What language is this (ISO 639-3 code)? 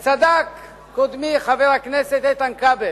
heb